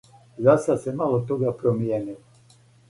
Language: Serbian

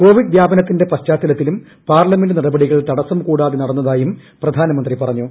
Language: Malayalam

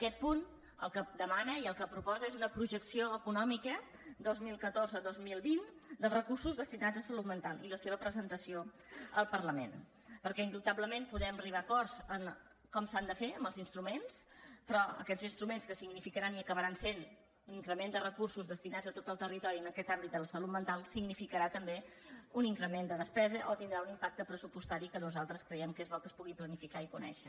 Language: Catalan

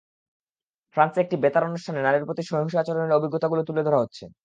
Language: Bangla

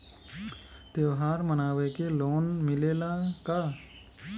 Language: Bhojpuri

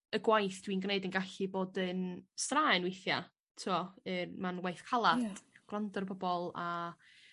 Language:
Welsh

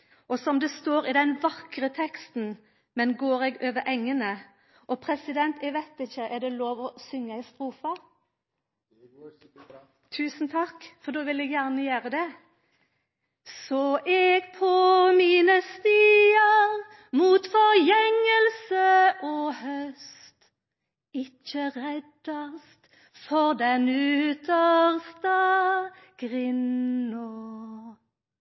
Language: Norwegian Nynorsk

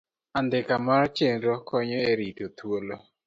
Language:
Luo (Kenya and Tanzania)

